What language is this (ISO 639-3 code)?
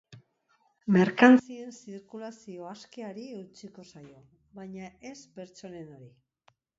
eus